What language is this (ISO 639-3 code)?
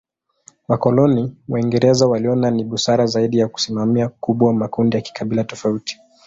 swa